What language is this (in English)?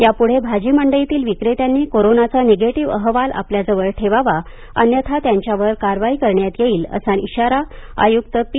Marathi